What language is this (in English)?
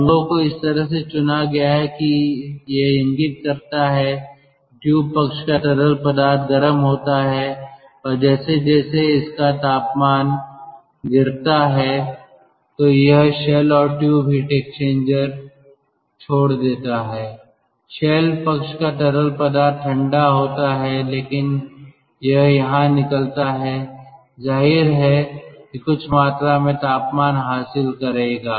Hindi